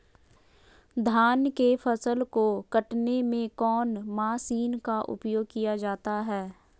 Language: Magahi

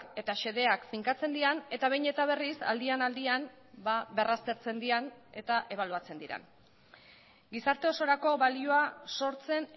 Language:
Basque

